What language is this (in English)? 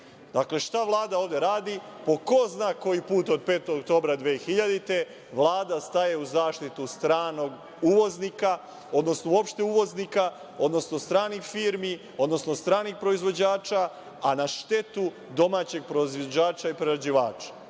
Serbian